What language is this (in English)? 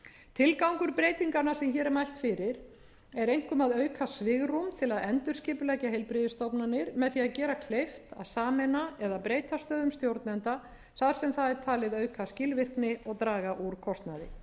Icelandic